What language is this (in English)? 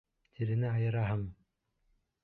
Bashkir